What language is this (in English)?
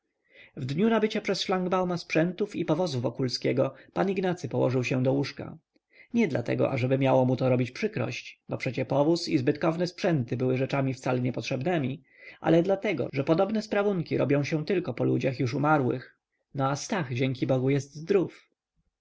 Polish